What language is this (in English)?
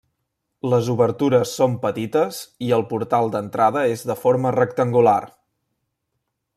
Catalan